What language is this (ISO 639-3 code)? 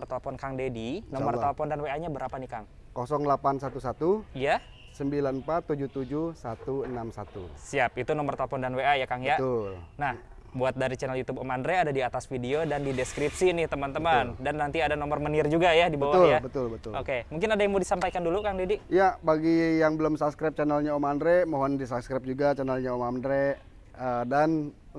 ind